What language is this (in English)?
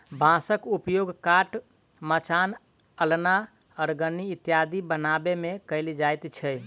Maithili